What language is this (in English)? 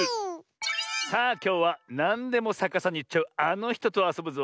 Japanese